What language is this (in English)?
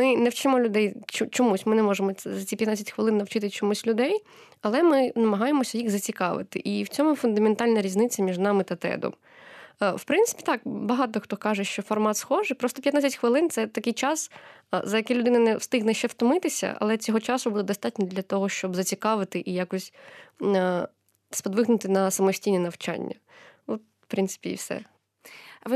Ukrainian